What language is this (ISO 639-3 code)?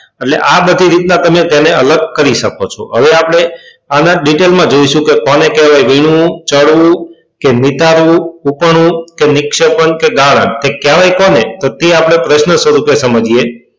guj